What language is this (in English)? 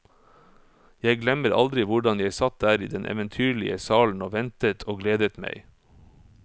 Norwegian